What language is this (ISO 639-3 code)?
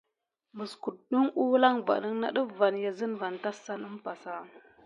gid